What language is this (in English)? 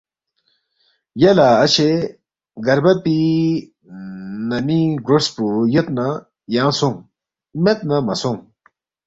Balti